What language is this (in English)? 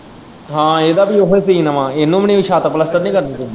Punjabi